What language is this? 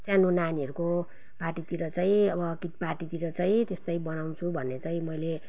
Nepali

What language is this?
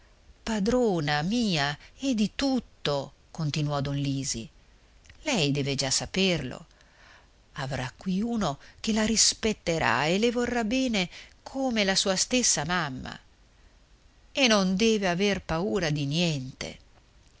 Italian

